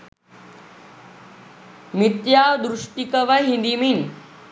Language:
Sinhala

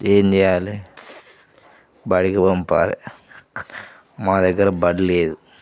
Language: Telugu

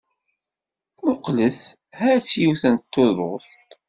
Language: Kabyle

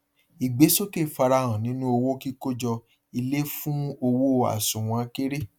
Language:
Yoruba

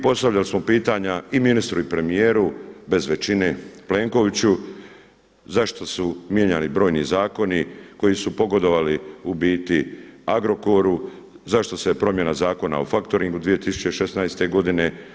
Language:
Croatian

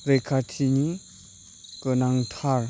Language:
Bodo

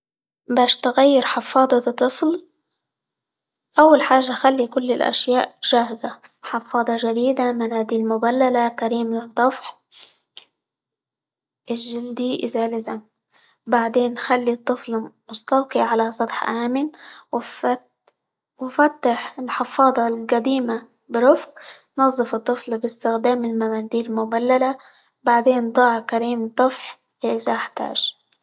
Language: Libyan Arabic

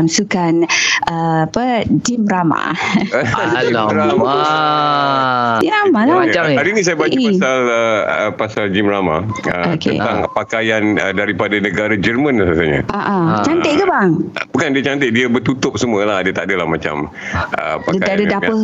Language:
Malay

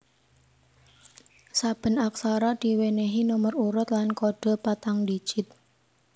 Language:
Javanese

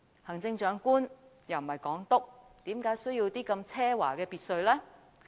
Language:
Cantonese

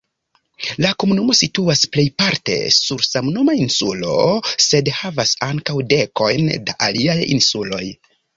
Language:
Esperanto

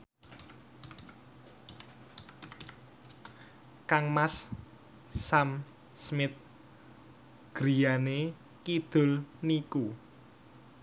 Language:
Javanese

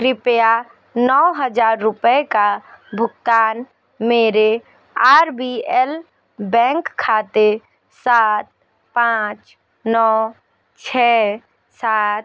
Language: Hindi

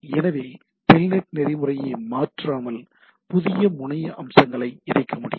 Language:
Tamil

